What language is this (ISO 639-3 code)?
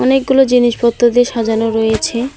ben